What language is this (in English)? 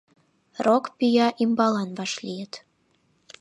Mari